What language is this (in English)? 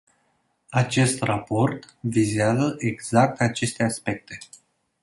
Romanian